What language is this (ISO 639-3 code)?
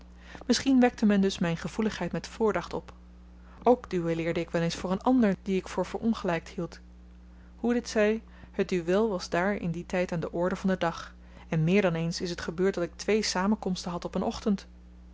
nld